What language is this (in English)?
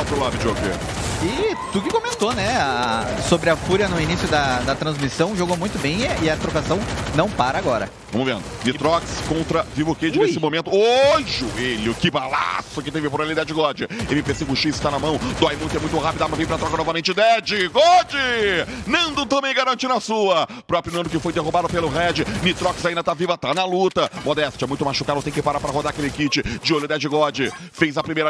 Portuguese